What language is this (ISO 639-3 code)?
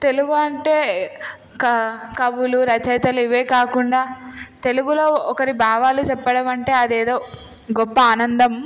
tel